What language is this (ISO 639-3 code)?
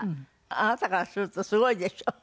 jpn